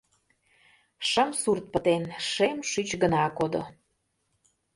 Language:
Mari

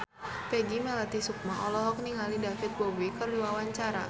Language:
Sundanese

